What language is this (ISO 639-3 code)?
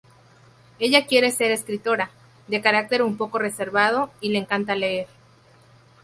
spa